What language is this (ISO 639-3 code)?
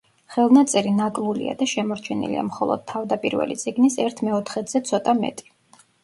kat